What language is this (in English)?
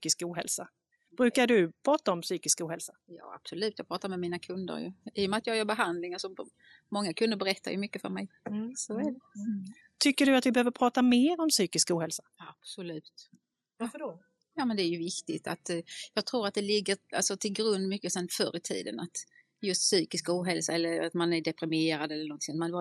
Swedish